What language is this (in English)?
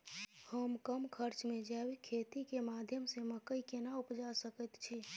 Maithili